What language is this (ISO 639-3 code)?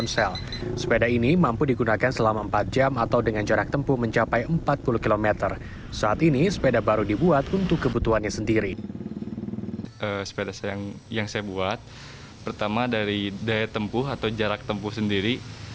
ind